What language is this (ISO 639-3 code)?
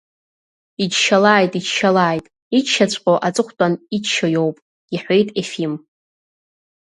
abk